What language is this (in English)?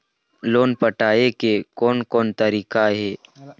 Chhattisgarhi